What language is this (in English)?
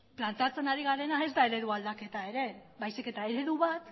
Basque